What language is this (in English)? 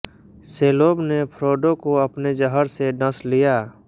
Hindi